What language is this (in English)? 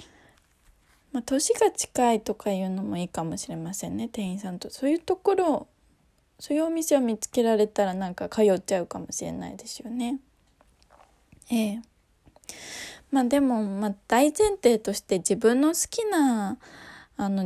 Japanese